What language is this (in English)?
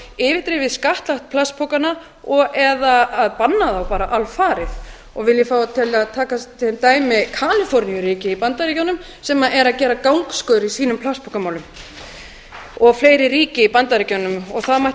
Icelandic